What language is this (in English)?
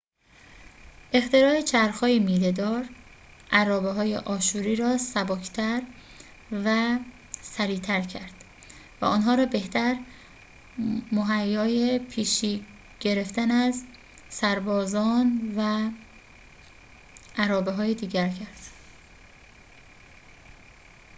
Persian